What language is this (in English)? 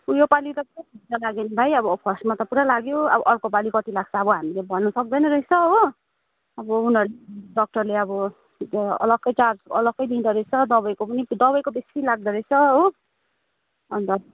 Nepali